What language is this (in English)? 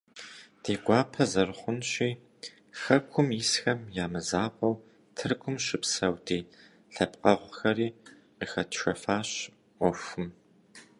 Kabardian